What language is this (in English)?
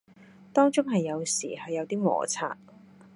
Cantonese